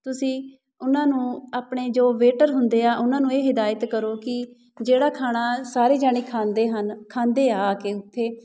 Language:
Punjabi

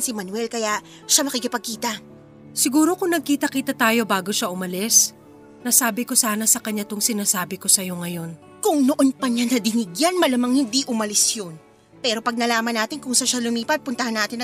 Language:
Filipino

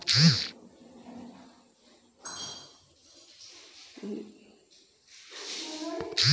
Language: Bhojpuri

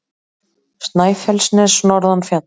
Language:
Icelandic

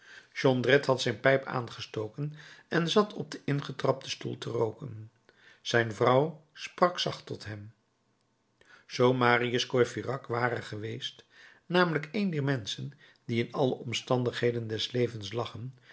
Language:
Dutch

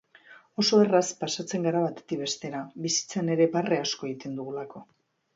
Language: Basque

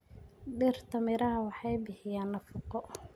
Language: Somali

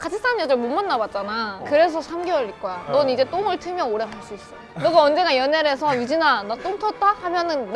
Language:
Korean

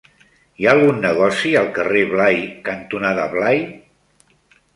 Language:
Catalan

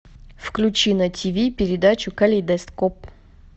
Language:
Russian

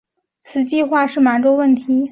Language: Chinese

